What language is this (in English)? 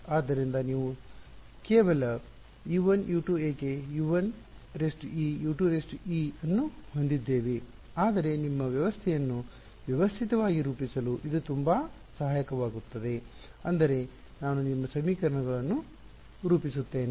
Kannada